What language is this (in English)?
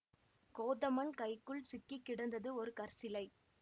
Tamil